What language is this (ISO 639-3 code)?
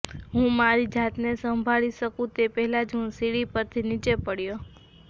guj